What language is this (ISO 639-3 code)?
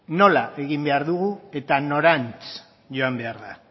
eus